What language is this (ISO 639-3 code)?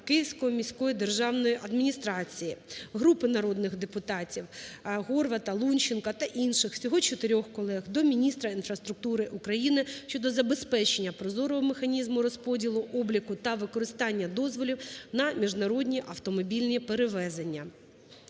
ukr